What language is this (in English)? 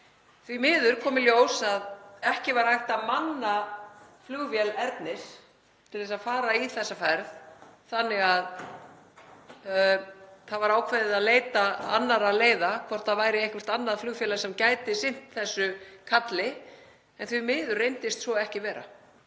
Icelandic